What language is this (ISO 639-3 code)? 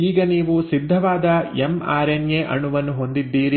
kan